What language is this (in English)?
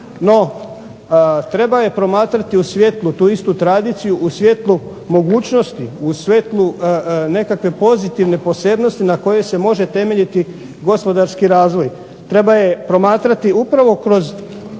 Croatian